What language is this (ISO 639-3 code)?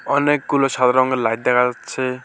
ben